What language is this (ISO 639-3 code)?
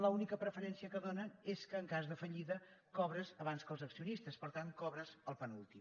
cat